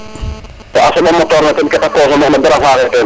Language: Serer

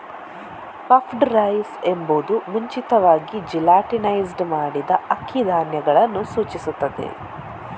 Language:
Kannada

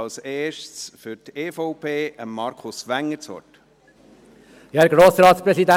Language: Swiss German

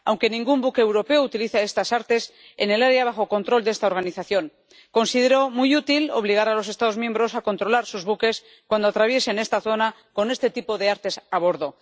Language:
Spanish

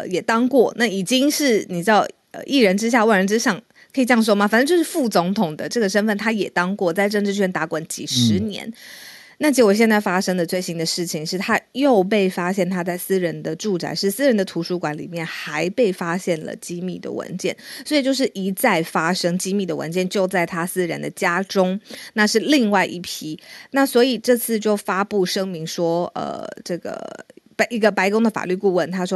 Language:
Chinese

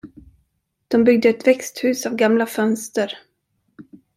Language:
Swedish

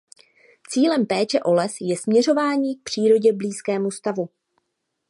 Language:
Czech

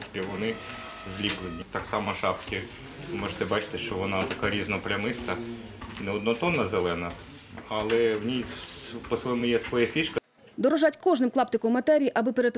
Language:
Ukrainian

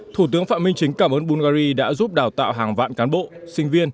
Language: Vietnamese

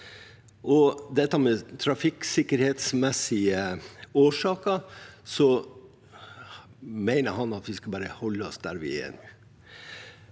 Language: Norwegian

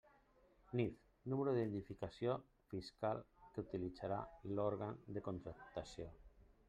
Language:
Catalan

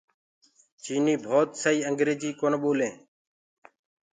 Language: Gurgula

